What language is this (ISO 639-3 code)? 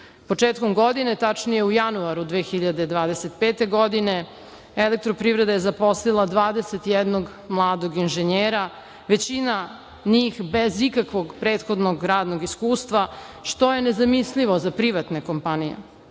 srp